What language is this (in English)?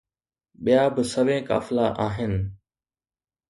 Sindhi